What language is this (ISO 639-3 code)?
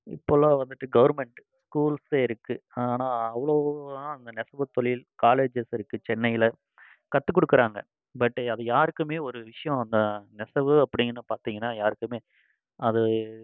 tam